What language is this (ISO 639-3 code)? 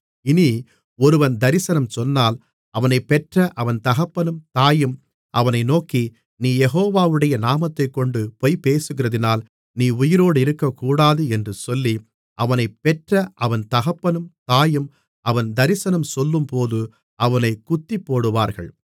tam